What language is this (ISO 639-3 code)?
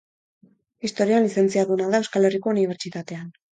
eus